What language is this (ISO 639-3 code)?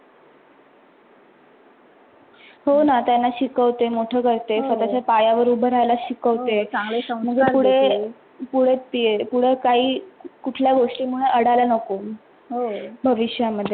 mar